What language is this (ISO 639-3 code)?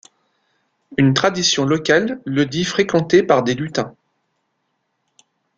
fra